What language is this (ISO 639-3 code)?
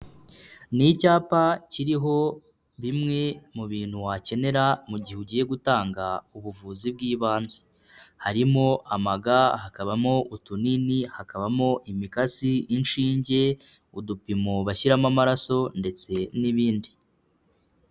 kin